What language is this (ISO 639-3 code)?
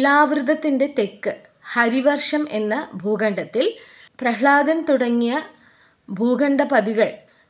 mal